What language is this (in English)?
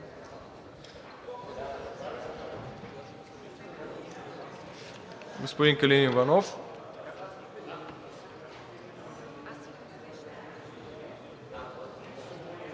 Bulgarian